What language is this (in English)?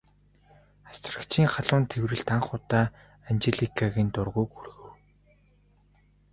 Mongolian